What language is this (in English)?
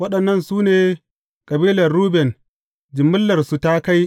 Hausa